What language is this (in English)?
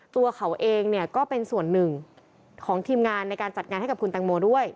Thai